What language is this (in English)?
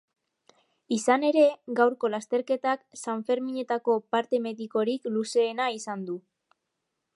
Basque